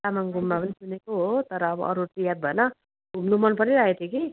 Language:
Nepali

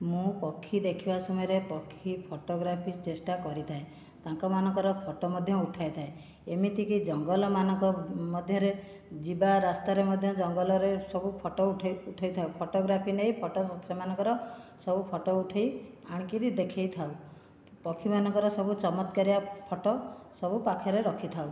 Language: Odia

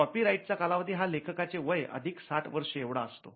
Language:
Marathi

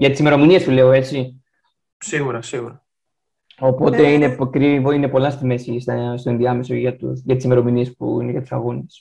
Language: Greek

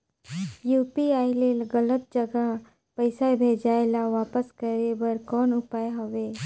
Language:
Chhattisgarhi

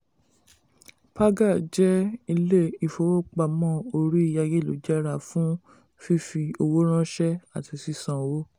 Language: Yoruba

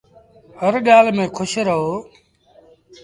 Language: Sindhi Bhil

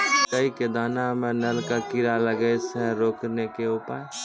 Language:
Maithili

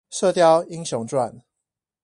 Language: Chinese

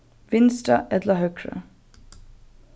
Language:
Faroese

